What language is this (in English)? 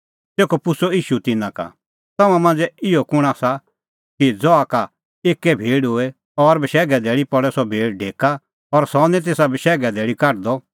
Kullu Pahari